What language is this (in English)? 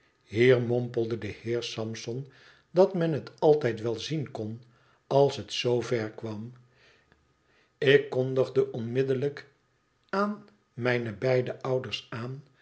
Dutch